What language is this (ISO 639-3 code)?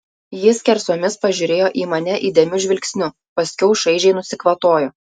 lit